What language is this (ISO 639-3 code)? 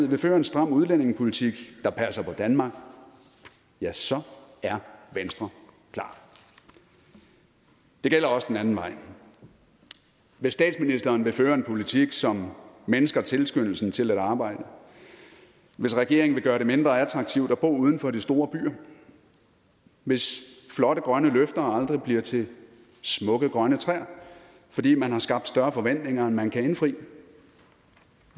dan